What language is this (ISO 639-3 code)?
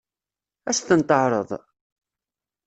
kab